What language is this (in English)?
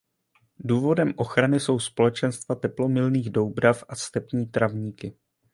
Czech